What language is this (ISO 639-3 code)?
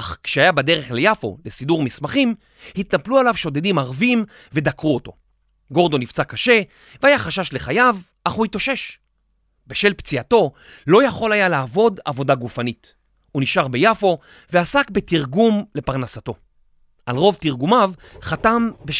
heb